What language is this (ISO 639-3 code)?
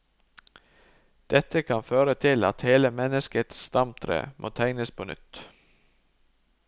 nor